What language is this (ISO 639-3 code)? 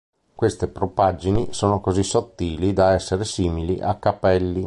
ita